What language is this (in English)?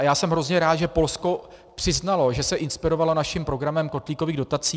Czech